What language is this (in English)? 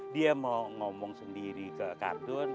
Indonesian